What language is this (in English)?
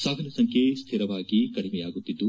Kannada